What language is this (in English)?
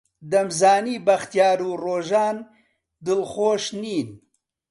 Central Kurdish